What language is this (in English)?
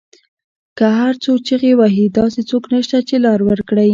Pashto